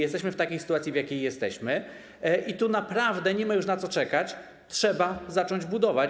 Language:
Polish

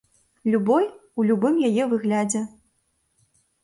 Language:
Belarusian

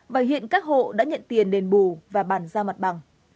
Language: Vietnamese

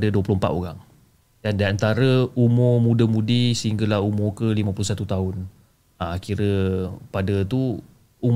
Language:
Malay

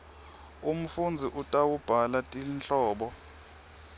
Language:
Swati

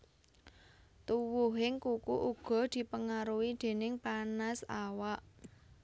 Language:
Javanese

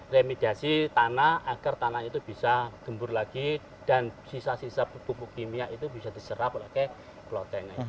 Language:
Indonesian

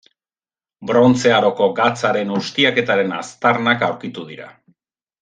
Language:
Basque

